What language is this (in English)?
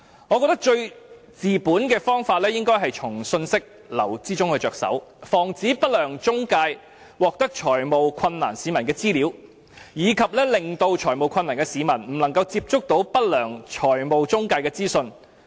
Cantonese